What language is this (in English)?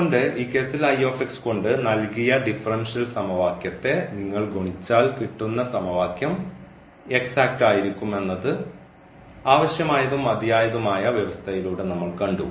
Malayalam